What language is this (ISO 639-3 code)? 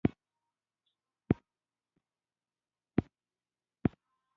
pus